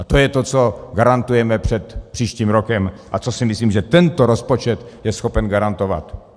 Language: Czech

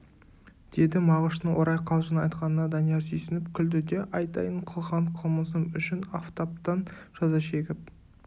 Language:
Kazakh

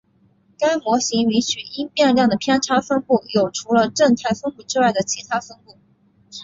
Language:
Chinese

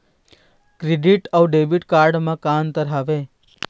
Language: Chhattisgarhi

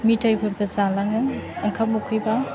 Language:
Bodo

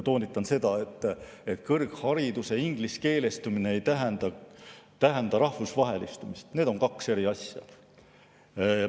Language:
Estonian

